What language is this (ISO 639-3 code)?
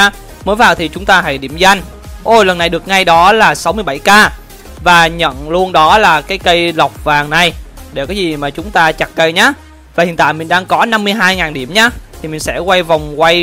vie